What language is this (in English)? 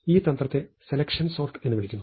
Malayalam